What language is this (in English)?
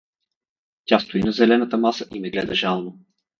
Bulgarian